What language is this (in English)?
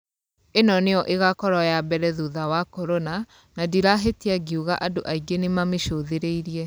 Kikuyu